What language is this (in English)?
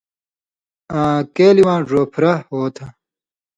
Indus Kohistani